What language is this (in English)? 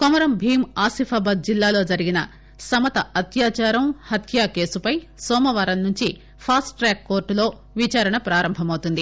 Telugu